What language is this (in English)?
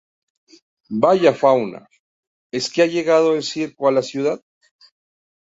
Spanish